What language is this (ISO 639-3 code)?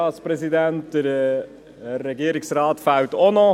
gsw